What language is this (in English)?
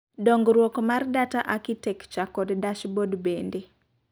Luo (Kenya and Tanzania)